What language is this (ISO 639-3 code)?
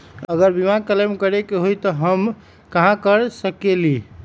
mag